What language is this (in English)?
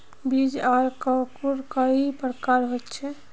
Magahi